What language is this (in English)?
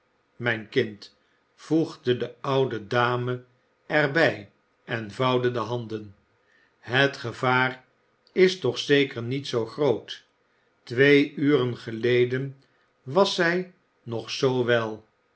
Dutch